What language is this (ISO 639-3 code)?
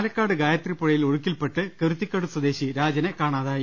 mal